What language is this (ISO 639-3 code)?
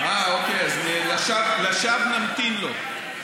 heb